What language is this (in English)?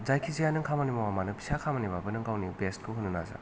Bodo